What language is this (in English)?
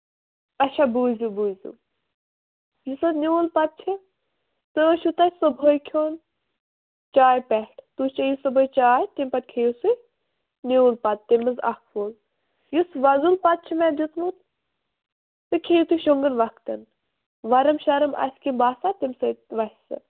Kashmiri